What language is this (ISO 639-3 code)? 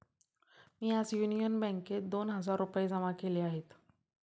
mar